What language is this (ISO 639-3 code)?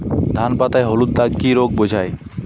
ben